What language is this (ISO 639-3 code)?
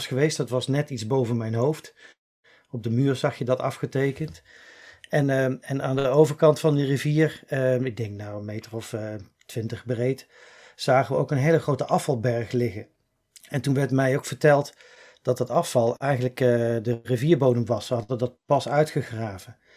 nld